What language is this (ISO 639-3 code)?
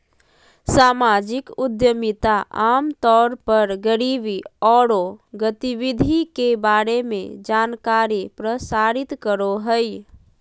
mag